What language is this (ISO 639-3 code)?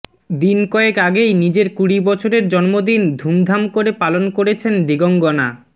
ben